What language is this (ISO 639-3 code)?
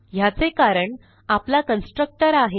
mar